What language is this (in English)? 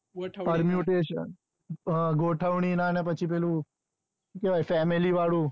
Gujarati